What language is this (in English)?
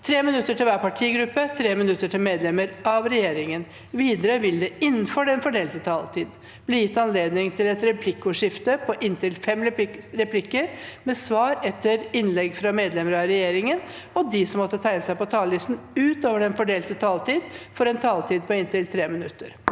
Norwegian